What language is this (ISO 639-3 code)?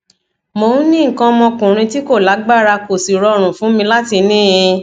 yor